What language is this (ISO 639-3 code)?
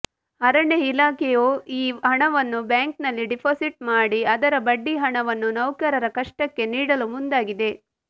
kan